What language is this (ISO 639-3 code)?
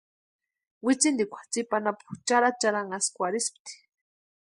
pua